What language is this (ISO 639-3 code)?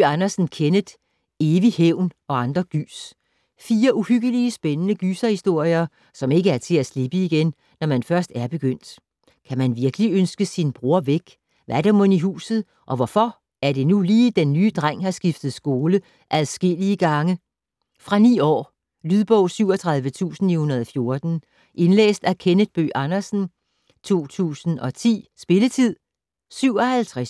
dan